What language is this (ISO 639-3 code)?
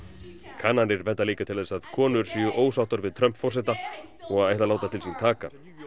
isl